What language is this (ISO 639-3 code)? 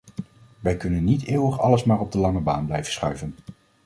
nld